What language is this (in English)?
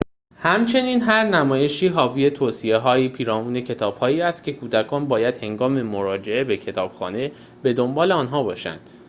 Persian